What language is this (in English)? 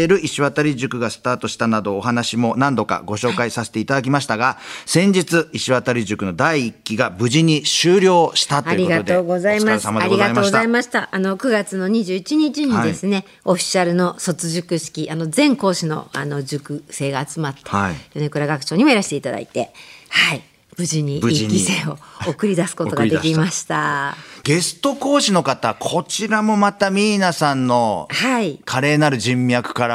Japanese